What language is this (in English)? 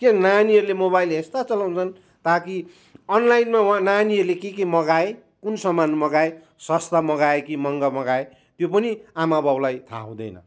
Nepali